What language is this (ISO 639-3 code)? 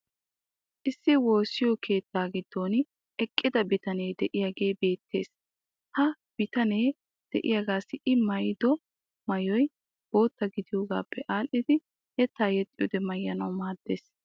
wal